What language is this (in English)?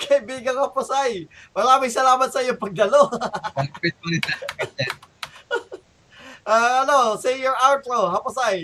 Filipino